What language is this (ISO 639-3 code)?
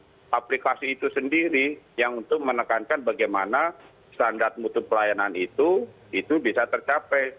ind